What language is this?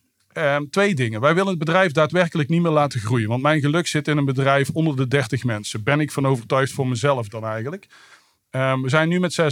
Dutch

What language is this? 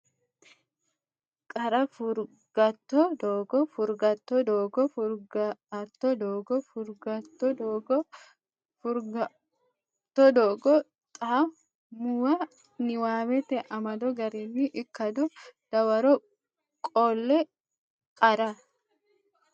Sidamo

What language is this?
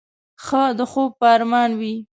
Pashto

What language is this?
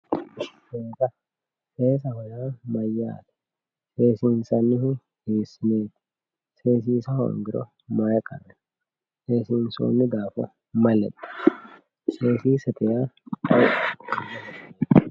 Sidamo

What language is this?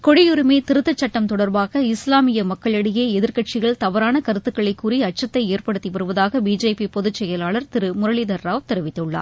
Tamil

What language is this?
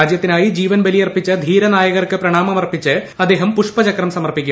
Malayalam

